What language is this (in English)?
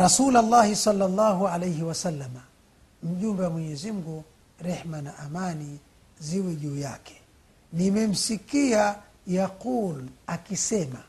Swahili